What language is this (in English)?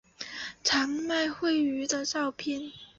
Chinese